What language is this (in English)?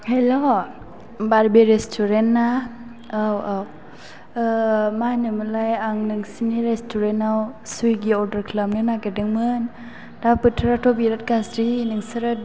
Bodo